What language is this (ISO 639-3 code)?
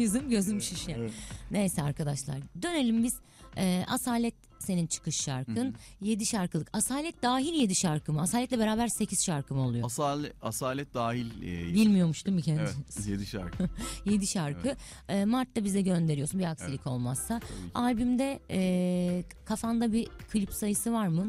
tur